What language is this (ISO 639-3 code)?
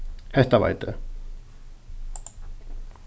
fao